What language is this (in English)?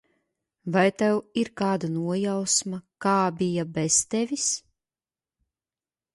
Latvian